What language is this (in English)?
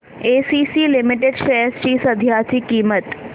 Marathi